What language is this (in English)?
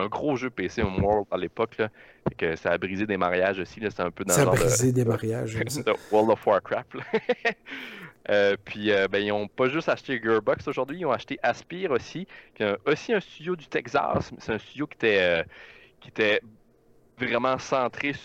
French